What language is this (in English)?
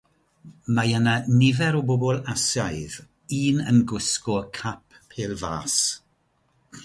Welsh